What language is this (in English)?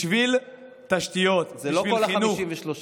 Hebrew